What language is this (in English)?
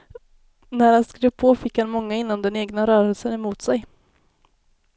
Swedish